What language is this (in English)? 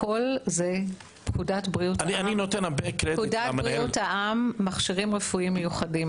Hebrew